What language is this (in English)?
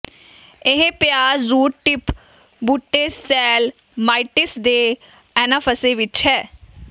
Punjabi